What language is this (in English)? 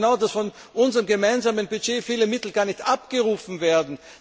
German